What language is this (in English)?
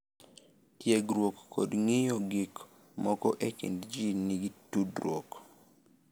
Luo (Kenya and Tanzania)